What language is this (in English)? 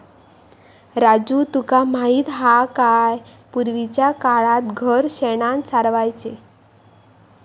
Marathi